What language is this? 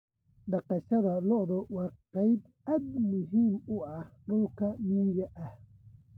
Somali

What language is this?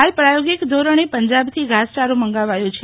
Gujarati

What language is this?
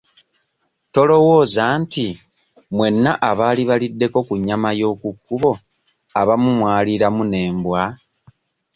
Ganda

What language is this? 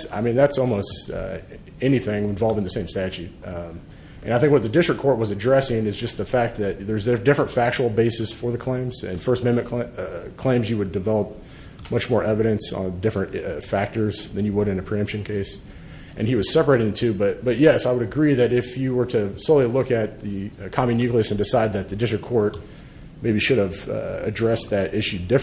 English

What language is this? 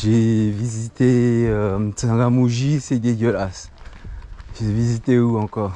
French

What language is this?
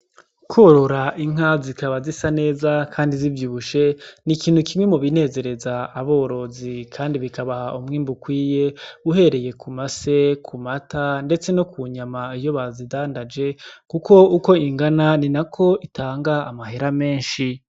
Rundi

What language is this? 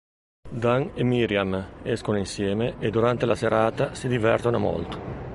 Italian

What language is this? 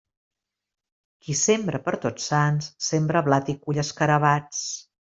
Catalan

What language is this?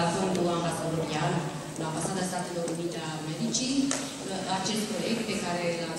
Romanian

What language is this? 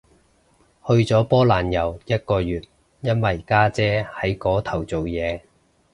Cantonese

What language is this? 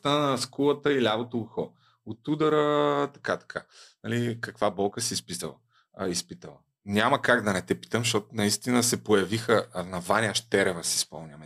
Bulgarian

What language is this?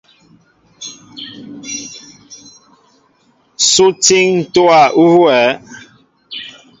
Mbo (Cameroon)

